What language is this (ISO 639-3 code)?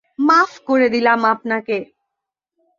ben